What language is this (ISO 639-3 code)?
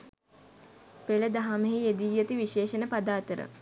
sin